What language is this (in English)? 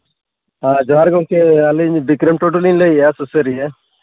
Santali